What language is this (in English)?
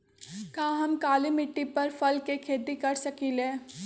Magahi